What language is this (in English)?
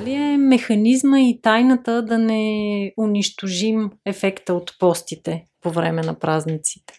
Bulgarian